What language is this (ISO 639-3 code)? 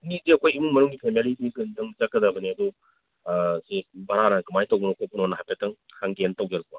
mni